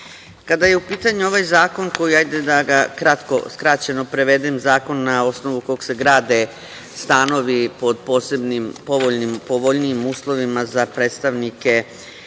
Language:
Serbian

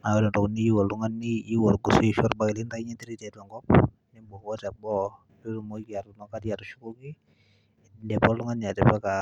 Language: Masai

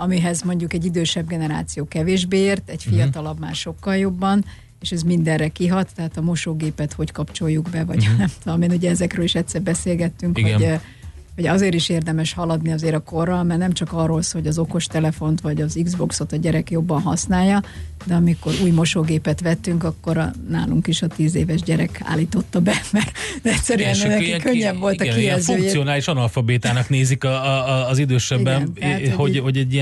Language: Hungarian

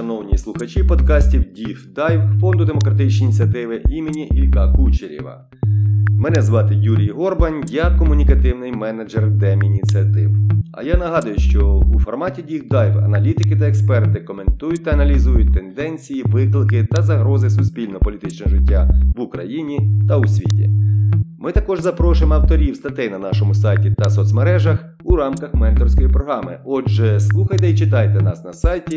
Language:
Ukrainian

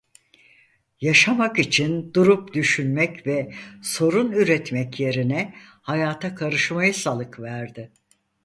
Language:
Turkish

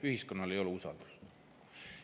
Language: Estonian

